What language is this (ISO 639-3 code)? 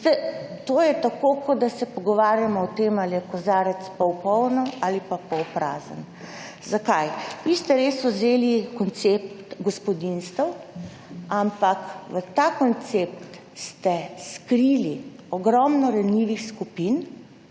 slv